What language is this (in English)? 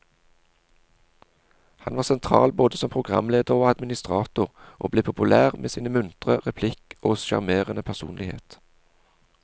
Norwegian